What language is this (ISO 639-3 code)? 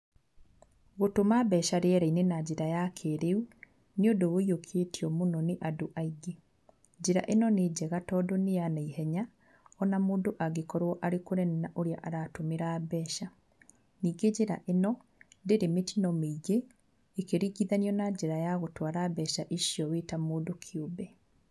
kik